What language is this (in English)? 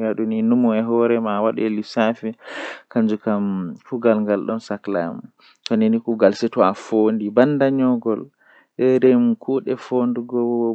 Western Niger Fulfulde